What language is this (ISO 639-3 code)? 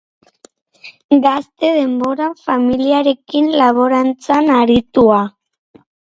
eus